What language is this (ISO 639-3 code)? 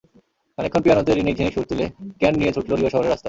ben